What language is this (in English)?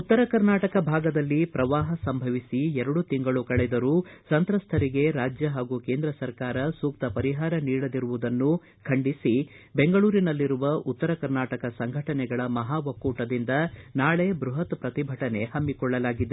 Kannada